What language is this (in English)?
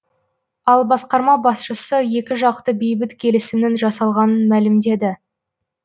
Kazakh